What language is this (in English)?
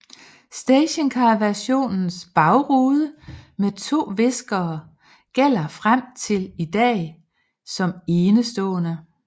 Danish